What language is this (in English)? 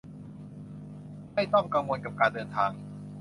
Thai